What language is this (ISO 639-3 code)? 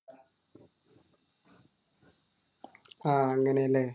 mal